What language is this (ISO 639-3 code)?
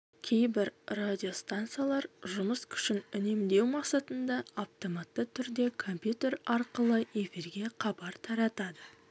kaz